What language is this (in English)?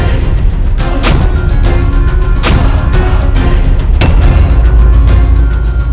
Indonesian